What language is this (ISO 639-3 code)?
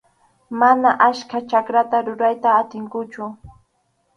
qxu